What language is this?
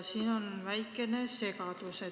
Estonian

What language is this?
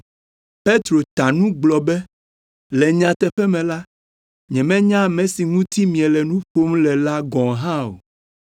Ewe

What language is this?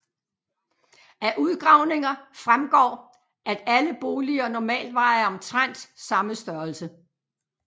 Danish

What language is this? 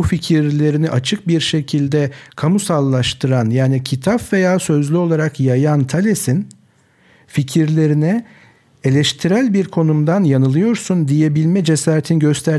Turkish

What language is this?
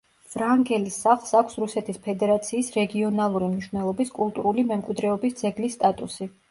Georgian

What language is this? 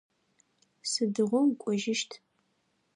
Adyghe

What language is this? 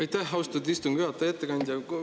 Estonian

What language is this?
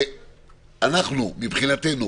Hebrew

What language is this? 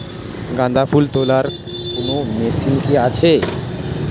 Bangla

